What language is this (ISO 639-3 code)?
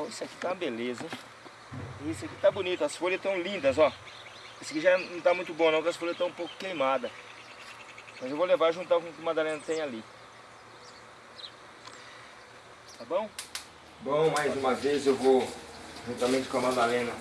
por